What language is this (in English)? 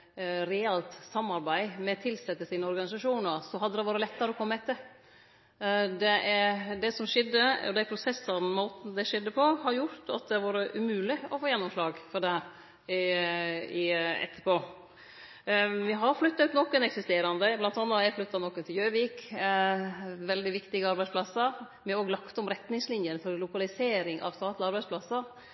Norwegian Nynorsk